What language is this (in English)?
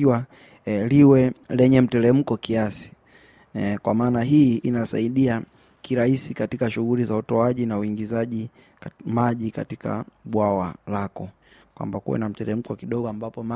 Swahili